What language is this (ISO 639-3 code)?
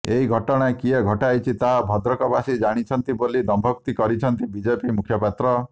ori